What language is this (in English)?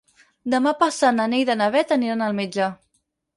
Catalan